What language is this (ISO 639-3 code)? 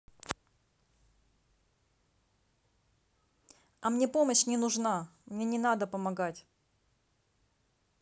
rus